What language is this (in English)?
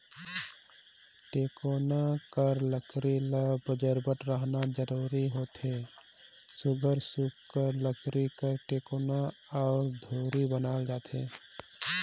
Chhattisgarhi